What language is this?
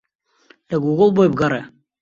Central Kurdish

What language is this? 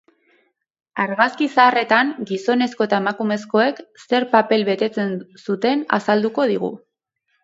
Basque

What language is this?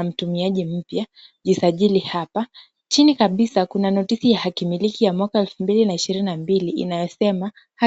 Swahili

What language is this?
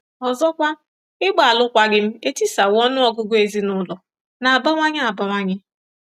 Igbo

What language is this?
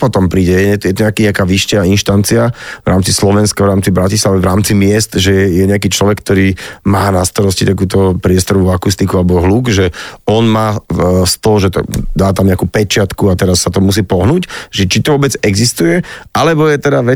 Slovak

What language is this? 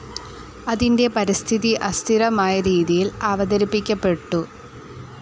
Malayalam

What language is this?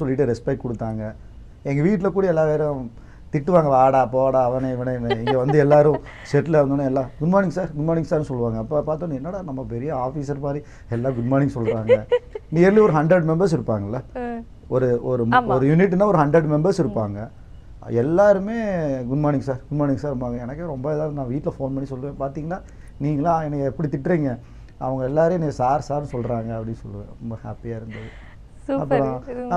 Tamil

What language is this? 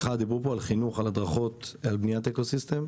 Hebrew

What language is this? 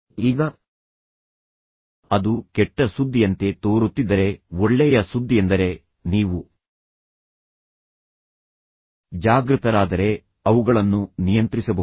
Kannada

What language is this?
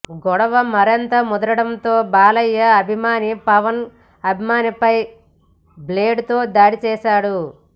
Telugu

